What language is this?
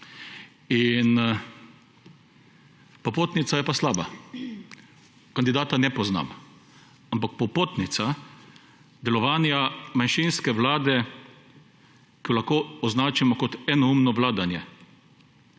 Slovenian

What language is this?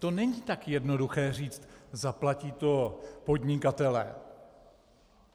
Czech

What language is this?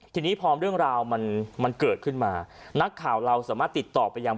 Thai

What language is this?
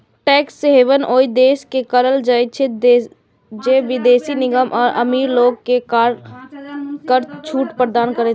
Maithili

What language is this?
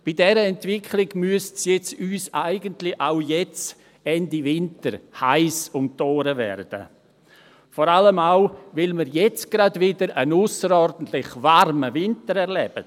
Swiss German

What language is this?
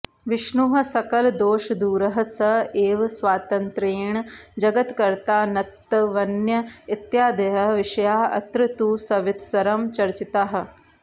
Sanskrit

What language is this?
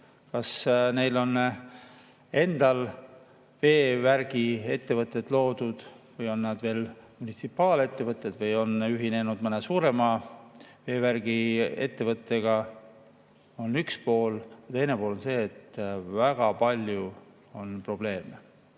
Estonian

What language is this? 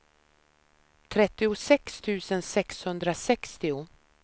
Swedish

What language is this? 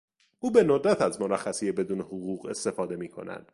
Persian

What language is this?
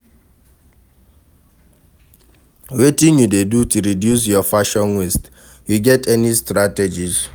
Nigerian Pidgin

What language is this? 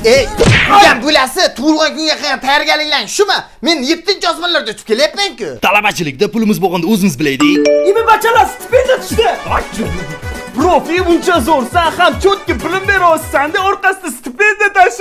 Turkish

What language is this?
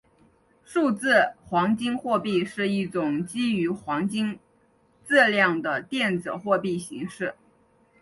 Chinese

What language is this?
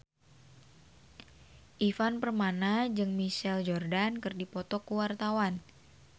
Sundanese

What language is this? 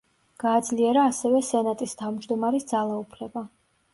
Georgian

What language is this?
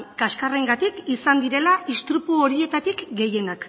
Basque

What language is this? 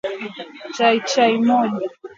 Swahili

